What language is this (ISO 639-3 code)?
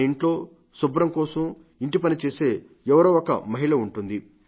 tel